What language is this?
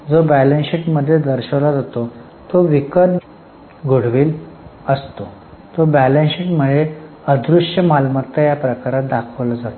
Marathi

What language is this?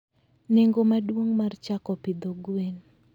Luo (Kenya and Tanzania)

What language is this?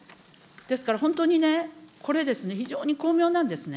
Japanese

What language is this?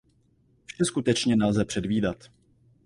Czech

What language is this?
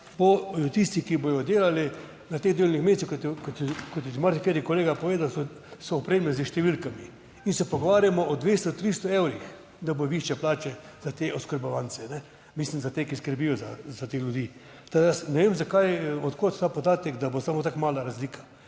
Slovenian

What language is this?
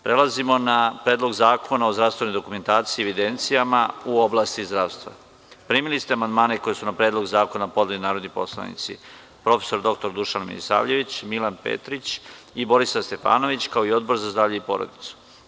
Serbian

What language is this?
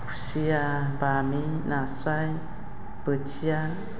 Bodo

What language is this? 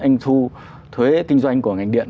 Vietnamese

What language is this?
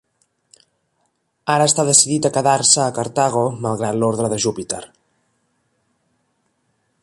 Catalan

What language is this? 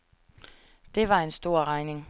Danish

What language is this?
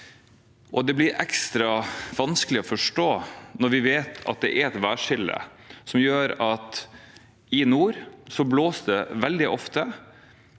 Norwegian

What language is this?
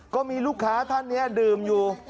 Thai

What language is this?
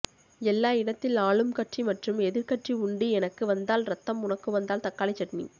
Tamil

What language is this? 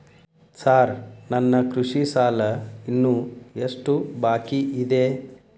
Kannada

